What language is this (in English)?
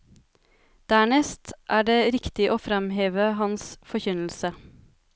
Norwegian